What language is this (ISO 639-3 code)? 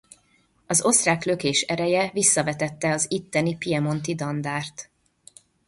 hun